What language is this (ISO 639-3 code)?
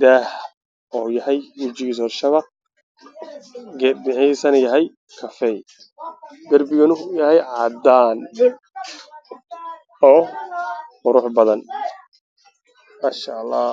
som